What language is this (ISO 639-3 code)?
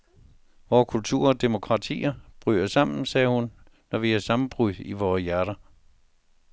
dan